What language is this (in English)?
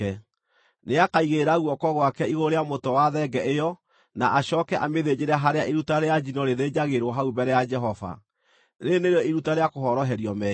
Kikuyu